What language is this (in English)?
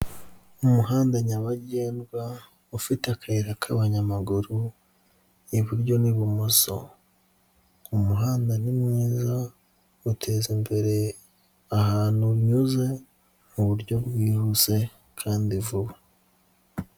Kinyarwanda